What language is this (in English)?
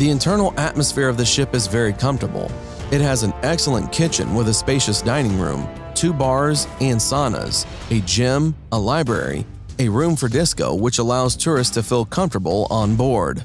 English